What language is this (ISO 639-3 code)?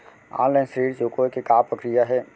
hne